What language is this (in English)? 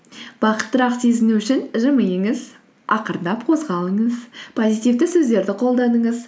Kazakh